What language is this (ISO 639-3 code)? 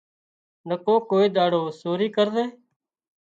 kxp